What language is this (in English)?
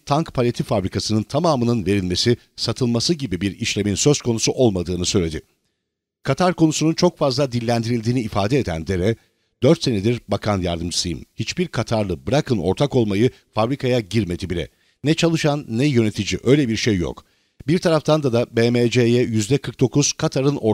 Turkish